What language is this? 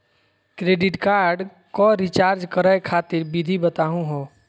Magahi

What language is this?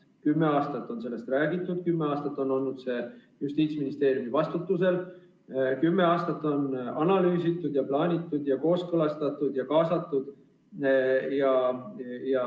Estonian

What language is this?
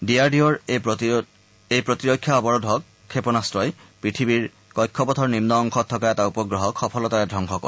Assamese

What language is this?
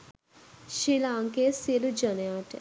Sinhala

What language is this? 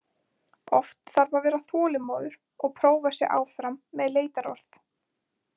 Icelandic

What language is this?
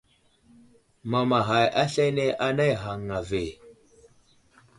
Wuzlam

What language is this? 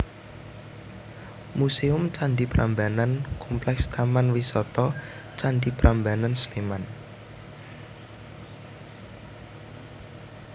Javanese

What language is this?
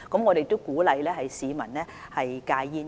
Cantonese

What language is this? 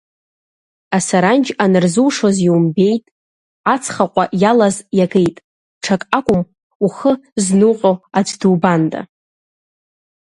Abkhazian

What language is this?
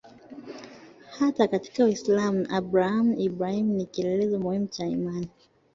Swahili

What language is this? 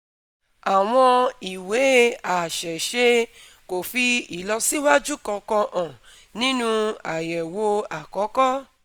Yoruba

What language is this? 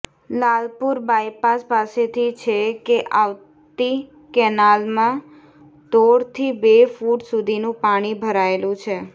Gujarati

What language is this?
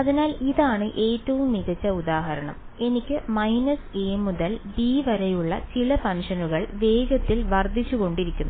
Malayalam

